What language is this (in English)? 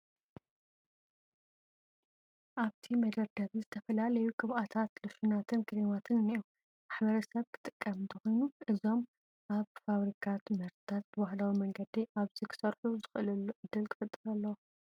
Tigrinya